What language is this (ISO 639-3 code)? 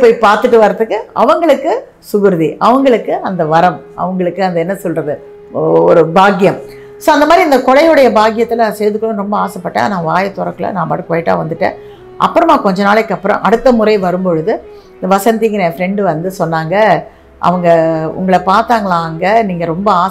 tam